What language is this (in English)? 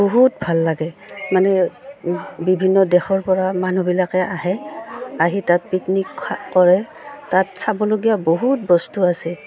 Assamese